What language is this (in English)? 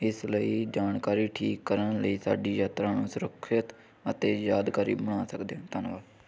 Punjabi